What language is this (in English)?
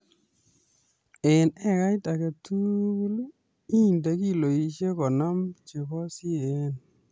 Kalenjin